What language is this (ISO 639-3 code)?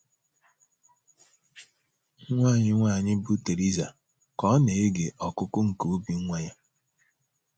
ibo